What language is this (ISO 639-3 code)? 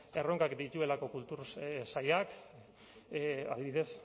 eus